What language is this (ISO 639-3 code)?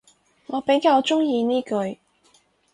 yue